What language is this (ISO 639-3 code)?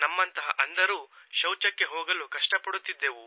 kan